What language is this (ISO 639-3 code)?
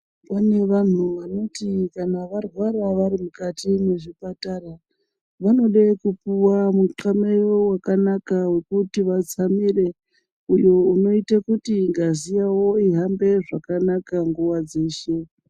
ndc